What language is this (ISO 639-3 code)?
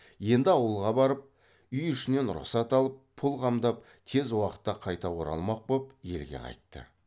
kaz